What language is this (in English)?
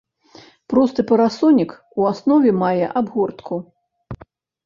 Belarusian